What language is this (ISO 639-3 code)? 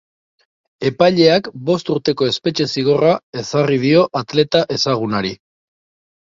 eus